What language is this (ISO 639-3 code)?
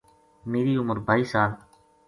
gju